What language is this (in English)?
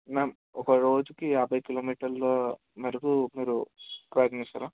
Telugu